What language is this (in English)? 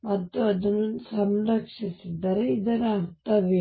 Kannada